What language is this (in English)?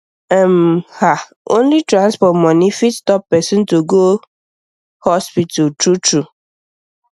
Nigerian Pidgin